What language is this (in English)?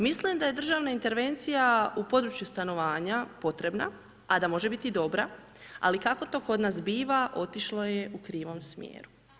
Croatian